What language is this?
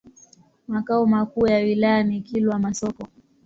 Swahili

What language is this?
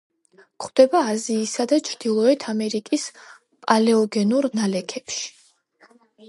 Georgian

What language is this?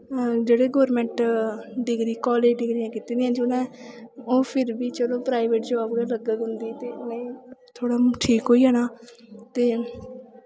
Dogri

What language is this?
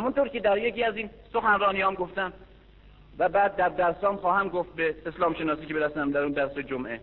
Persian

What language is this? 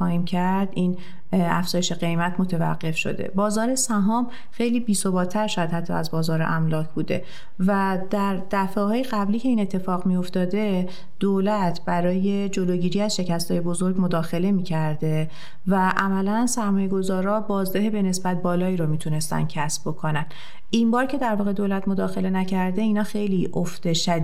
Persian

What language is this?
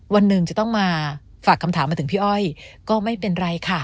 Thai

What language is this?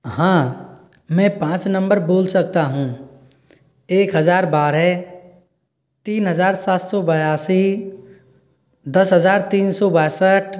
Hindi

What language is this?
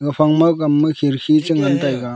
Wancho Naga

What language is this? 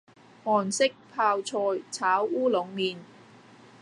Cantonese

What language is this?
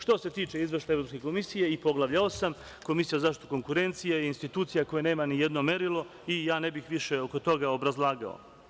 Serbian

